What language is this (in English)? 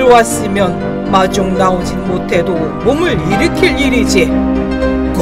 Korean